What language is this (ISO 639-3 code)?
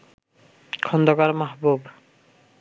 ben